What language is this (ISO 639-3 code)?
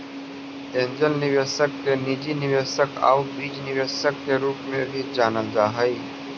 mag